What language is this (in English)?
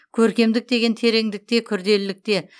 Kazakh